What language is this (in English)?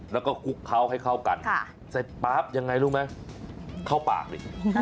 Thai